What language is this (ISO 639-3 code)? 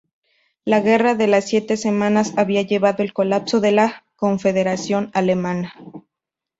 spa